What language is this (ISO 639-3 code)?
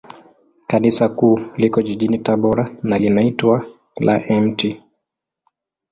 swa